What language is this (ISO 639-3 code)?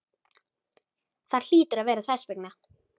isl